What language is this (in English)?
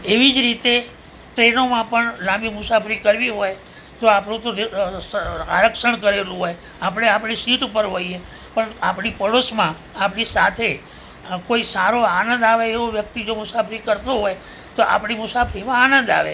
Gujarati